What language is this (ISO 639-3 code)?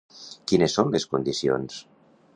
cat